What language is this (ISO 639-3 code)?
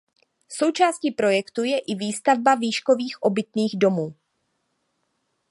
ces